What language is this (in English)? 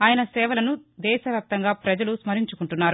Telugu